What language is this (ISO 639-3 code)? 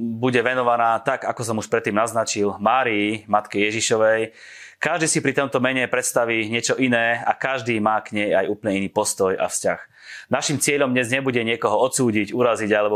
slk